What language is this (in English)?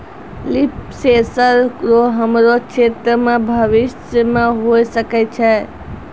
Maithili